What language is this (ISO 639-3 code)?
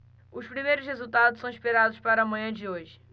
por